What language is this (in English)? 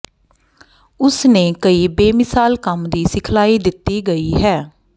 Punjabi